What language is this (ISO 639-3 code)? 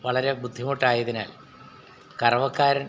mal